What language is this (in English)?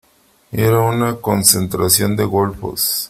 Spanish